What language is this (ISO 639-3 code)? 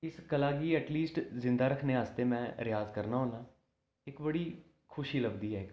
doi